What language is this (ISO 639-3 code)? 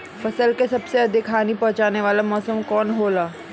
bho